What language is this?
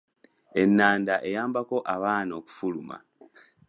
Ganda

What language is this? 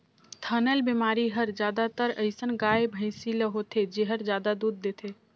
Chhattisgarhi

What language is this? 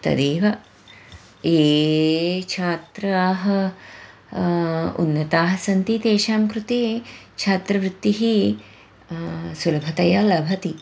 Sanskrit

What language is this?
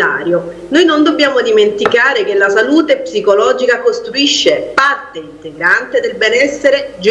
Italian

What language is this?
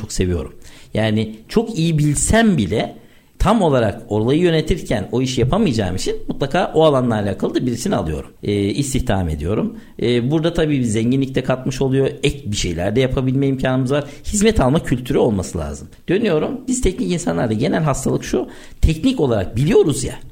Turkish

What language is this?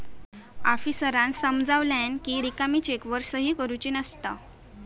Marathi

